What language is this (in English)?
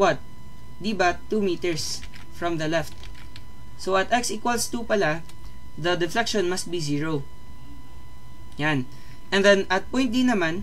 Filipino